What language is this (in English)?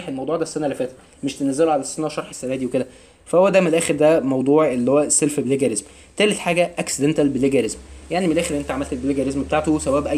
Arabic